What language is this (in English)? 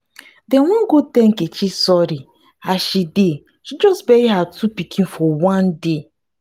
Nigerian Pidgin